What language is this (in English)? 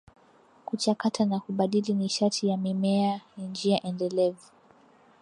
Swahili